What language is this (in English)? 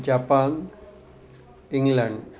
Sanskrit